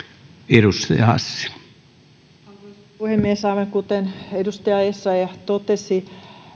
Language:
Finnish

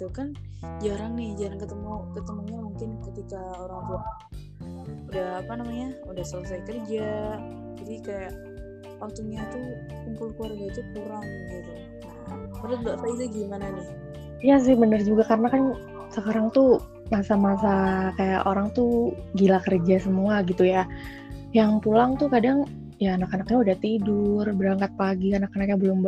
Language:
Indonesian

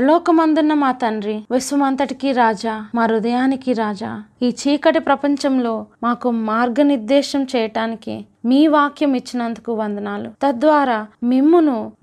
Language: Telugu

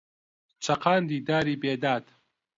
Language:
Central Kurdish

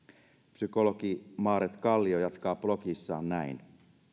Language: Finnish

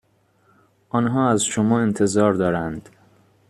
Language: Persian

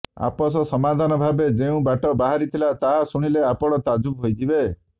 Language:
Odia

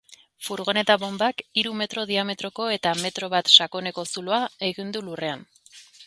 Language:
Basque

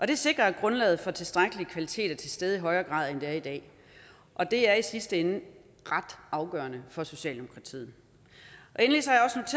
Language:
Danish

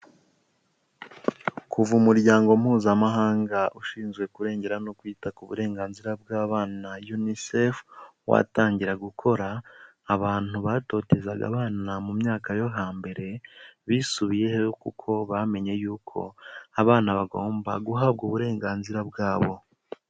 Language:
Kinyarwanda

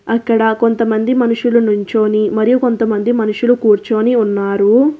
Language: Telugu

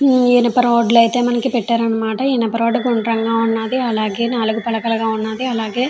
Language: Telugu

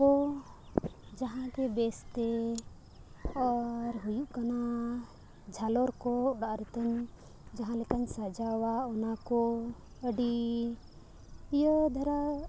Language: Santali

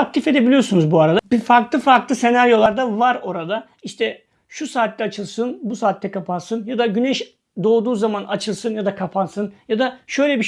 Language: Turkish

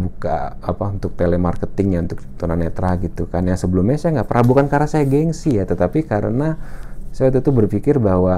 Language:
Indonesian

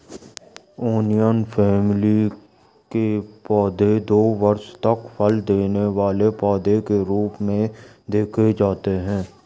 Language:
Hindi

